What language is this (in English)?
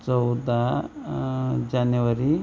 Marathi